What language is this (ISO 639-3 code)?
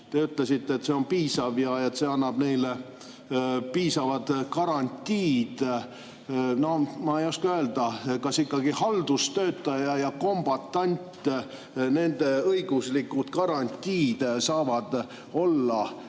est